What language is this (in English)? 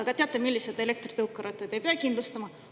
Estonian